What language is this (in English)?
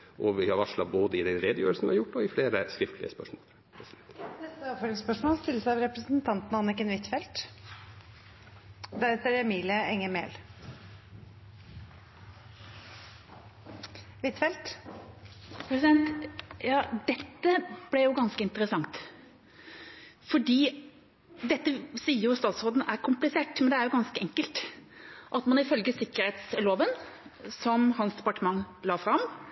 Norwegian